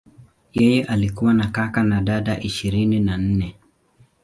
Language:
Swahili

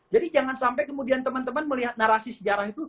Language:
Indonesian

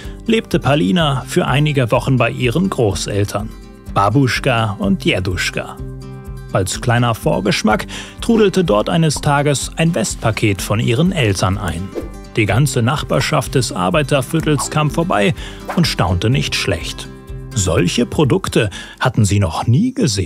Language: German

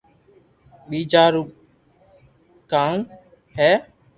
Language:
Loarki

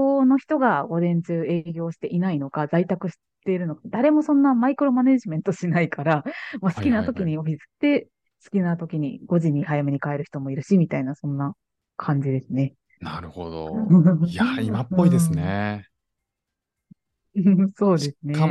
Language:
Japanese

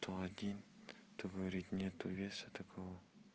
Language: Russian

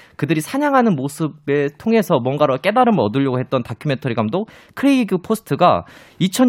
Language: Korean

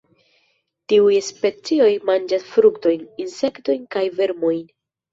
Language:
Esperanto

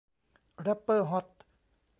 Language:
Thai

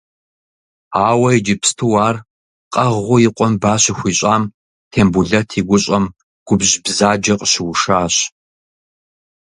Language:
Kabardian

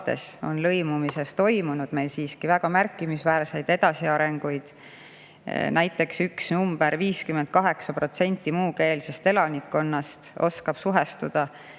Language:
Estonian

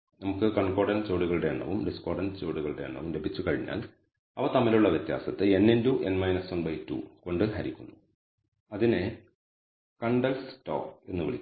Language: Malayalam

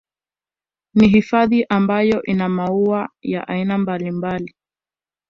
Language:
Swahili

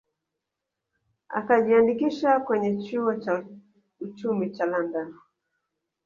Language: Swahili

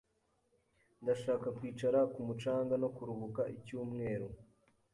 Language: Kinyarwanda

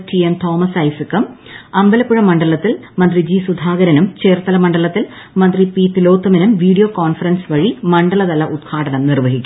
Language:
Malayalam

